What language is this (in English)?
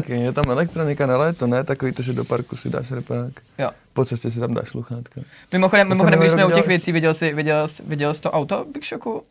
Czech